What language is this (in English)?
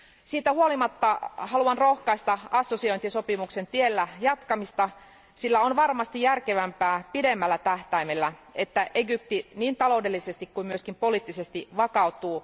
Finnish